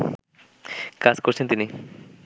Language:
Bangla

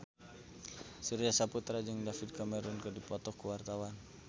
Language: Sundanese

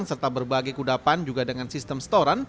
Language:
Indonesian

